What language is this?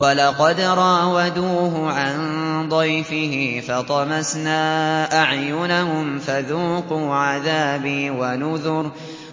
Arabic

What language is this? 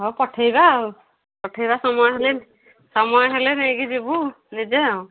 Odia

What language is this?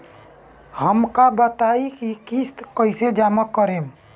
Bhojpuri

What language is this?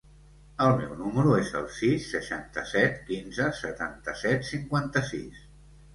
Catalan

